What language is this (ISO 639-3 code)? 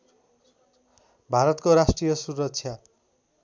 nep